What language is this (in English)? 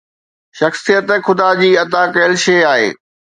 Sindhi